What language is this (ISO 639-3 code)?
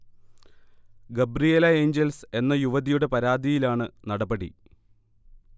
mal